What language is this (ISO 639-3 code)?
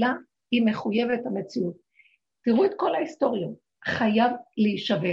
heb